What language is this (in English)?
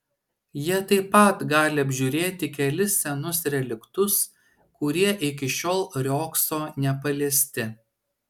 Lithuanian